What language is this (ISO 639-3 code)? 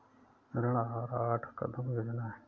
hin